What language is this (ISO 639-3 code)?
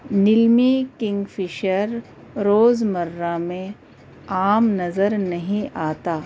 urd